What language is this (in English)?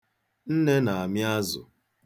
Igbo